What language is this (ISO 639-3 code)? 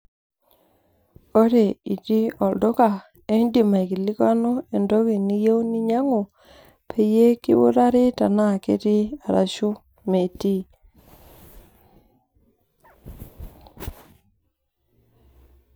mas